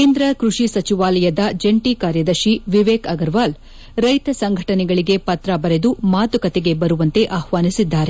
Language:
Kannada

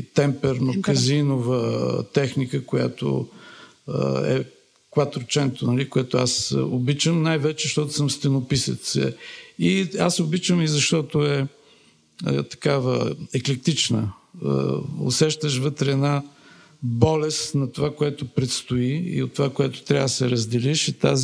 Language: Bulgarian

